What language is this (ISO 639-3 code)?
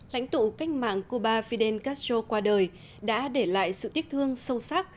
vie